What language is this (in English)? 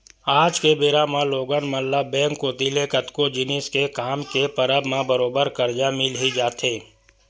Chhattisgarhi